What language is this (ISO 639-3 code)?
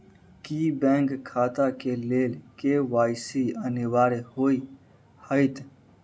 mai